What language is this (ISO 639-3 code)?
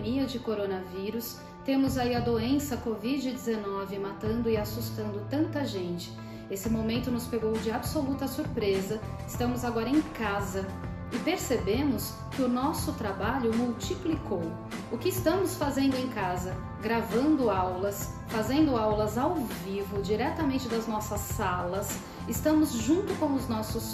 por